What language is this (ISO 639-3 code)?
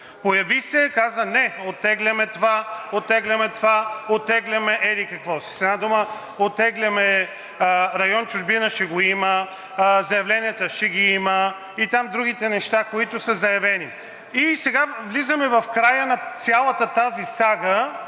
bul